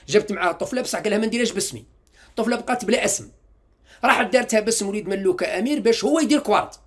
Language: Arabic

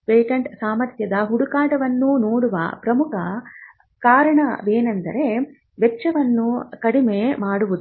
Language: Kannada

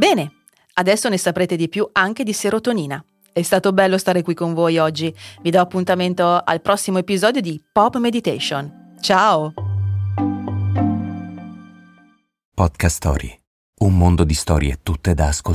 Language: Italian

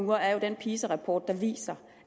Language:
Danish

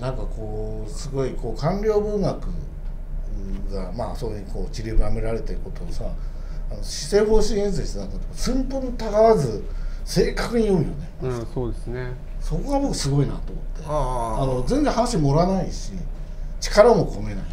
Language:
Japanese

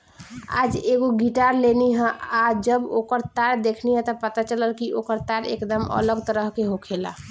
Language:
Bhojpuri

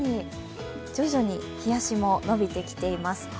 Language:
Japanese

